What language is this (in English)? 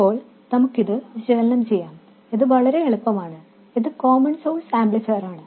Malayalam